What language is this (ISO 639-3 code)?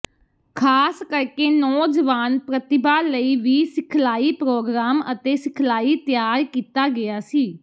pan